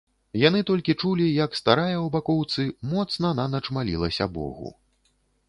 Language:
Belarusian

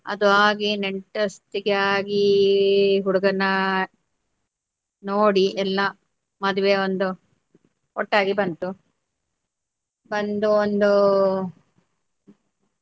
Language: Kannada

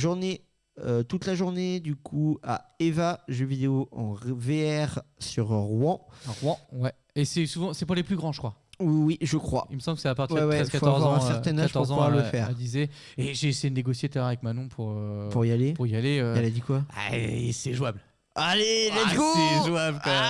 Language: French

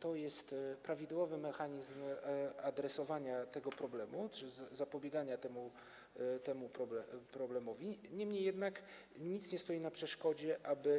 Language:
Polish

